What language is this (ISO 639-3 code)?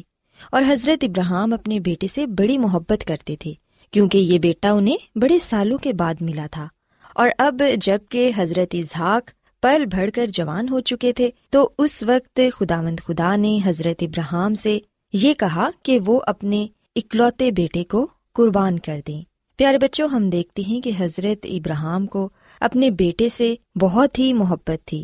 urd